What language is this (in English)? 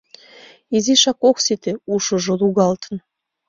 Mari